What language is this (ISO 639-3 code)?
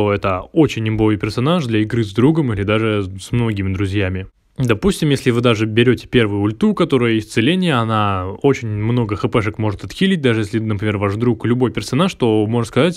rus